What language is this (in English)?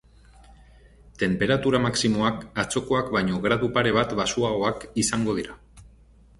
Basque